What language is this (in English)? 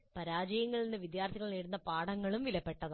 Malayalam